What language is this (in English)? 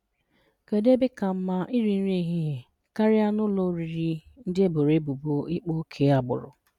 Igbo